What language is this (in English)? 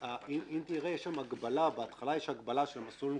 Hebrew